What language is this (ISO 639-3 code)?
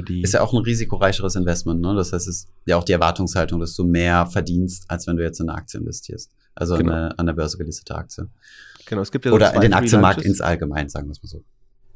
deu